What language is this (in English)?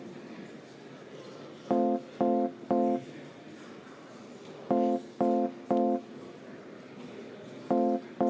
Estonian